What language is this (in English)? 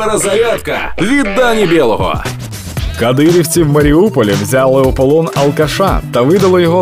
Ukrainian